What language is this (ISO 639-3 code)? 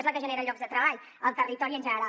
cat